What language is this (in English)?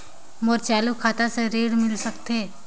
Chhattisgarhi